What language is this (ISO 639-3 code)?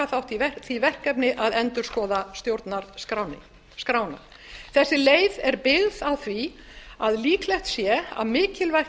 isl